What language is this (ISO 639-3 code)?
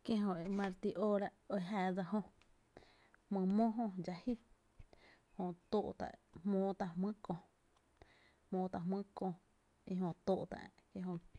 cte